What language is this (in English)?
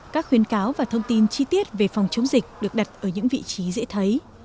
Vietnamese